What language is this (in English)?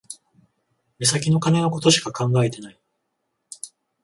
Japanese